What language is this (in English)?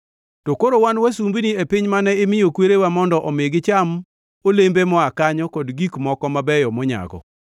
Luo (Kenya and Tanzania)